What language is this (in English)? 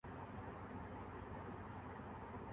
Urdu